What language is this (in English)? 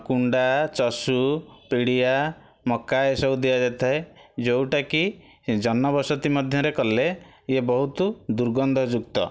Odia